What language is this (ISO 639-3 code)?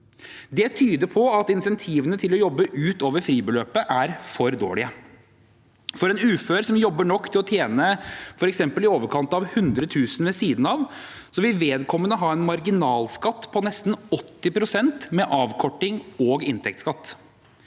nor